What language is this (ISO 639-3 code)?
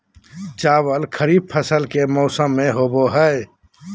mag